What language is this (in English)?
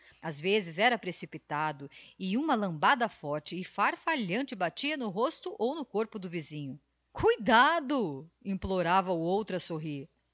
Portuguese